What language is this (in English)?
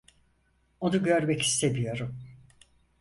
Turkish